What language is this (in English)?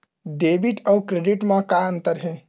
Chhattisgarhi